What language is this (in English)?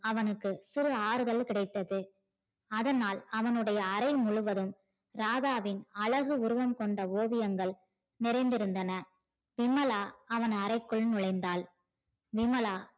Tamil